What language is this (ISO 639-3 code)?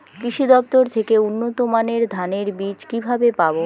ben